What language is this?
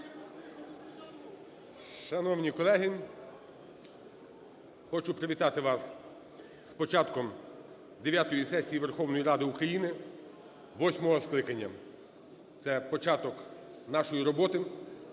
Ukrainian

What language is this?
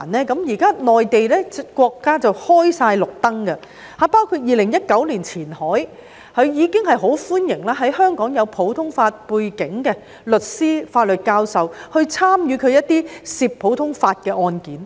Cantonese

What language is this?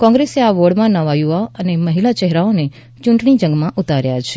Gujarati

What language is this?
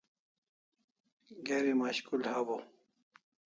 Kalasha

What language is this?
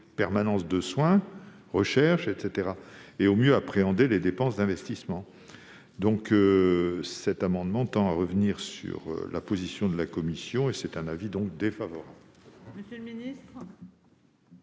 French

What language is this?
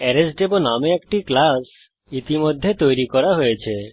Bangla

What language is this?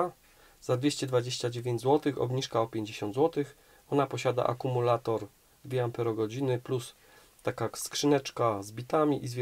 Polish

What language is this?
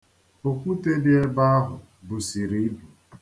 Igbo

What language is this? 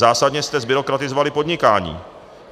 Czech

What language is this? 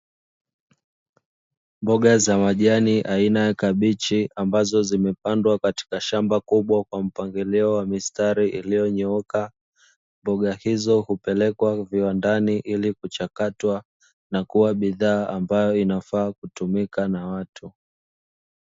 Swahili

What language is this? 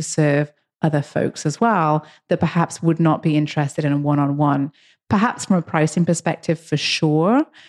English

